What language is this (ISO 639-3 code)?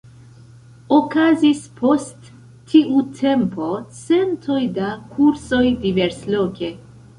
epo